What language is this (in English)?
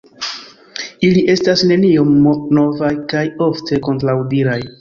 Esperanto